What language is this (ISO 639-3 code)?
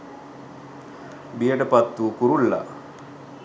sin